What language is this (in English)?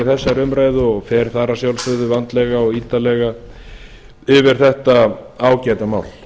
Icelandic